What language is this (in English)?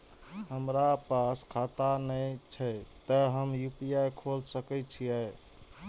Maithili